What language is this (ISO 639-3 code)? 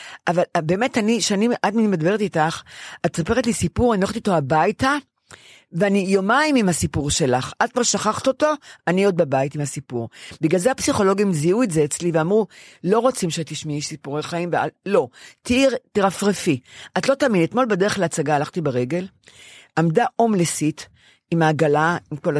heb